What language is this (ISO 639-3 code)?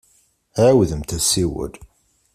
kab